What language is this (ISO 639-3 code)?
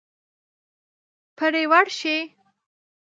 pus